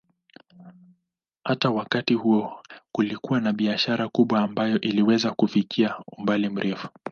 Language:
Swahili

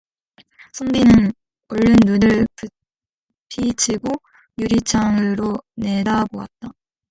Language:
Korean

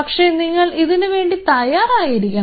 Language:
Malayalam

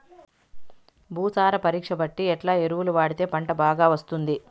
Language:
Telugu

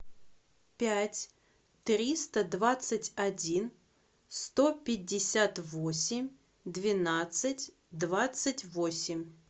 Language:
Russian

